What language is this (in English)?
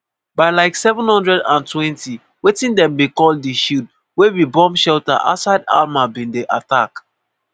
Nigerian Pidgin